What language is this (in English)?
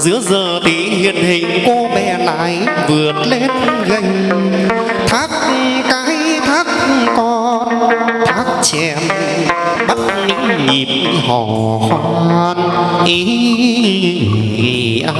Vietnamese